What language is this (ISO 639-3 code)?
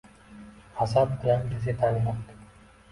uzb